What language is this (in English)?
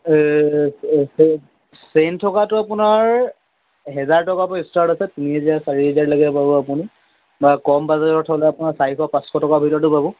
Assamese